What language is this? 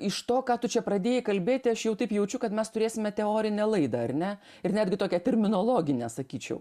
Lithuanian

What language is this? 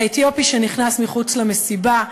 Hebrew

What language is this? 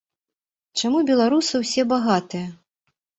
Belarusian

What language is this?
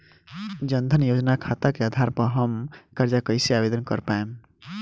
Bhojpuri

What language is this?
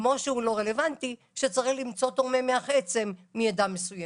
Hebrew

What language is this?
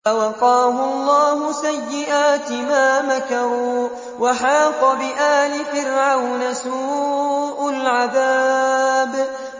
Arabic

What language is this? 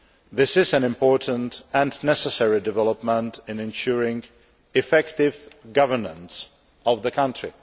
English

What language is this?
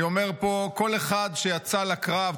Hebrew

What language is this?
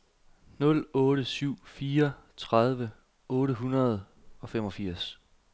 Danish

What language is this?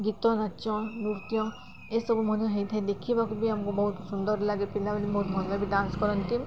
Odia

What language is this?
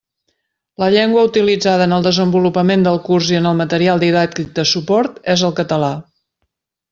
Catalan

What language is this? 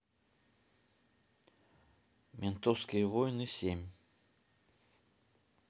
Russian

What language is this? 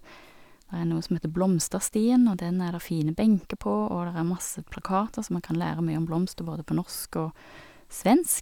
Norwegian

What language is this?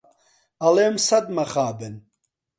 Central Kurdish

